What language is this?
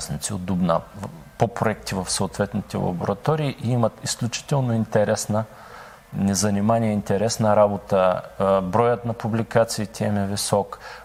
Bulgarian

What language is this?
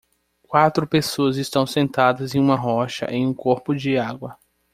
Portuguese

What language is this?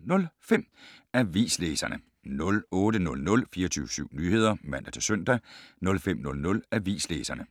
Danish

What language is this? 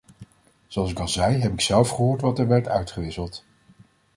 Dutch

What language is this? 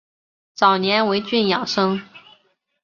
Chinese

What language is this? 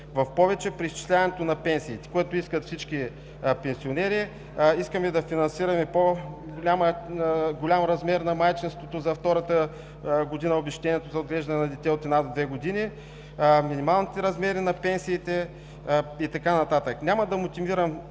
Bulgarian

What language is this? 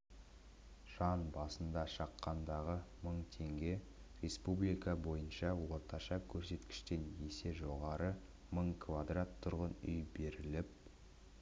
Kazakh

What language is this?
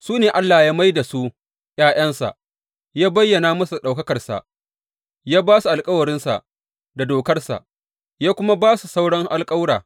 Hausa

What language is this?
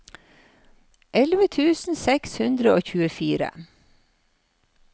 Norwegian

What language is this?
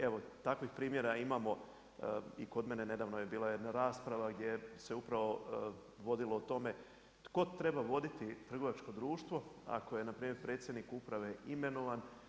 Croatian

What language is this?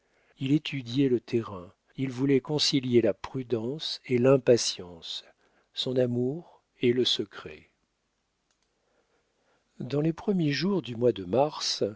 French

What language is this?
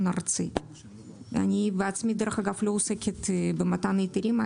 Hebrew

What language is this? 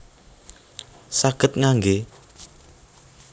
Javanese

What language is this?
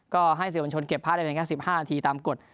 Thai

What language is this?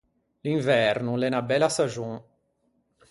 Ligurian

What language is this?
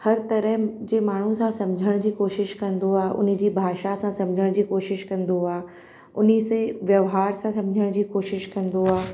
Sindhi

